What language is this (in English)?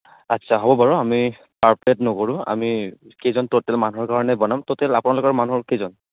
Assamese